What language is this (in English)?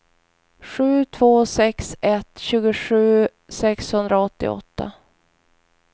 Swedish